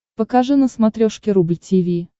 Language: Russian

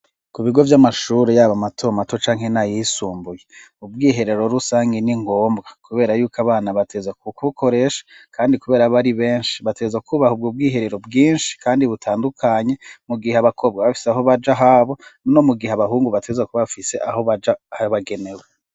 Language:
Rundi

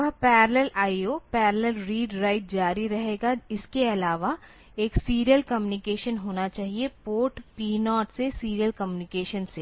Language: Hindi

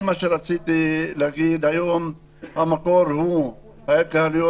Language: Hebrew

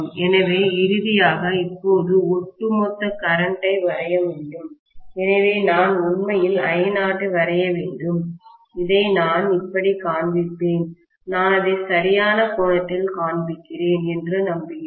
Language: Tamil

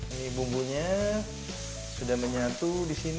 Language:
Indonesian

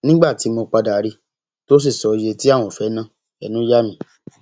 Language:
Yoruba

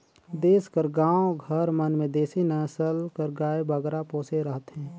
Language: Chhattisgarhi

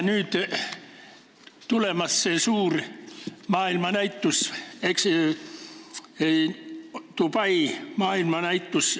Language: Estonian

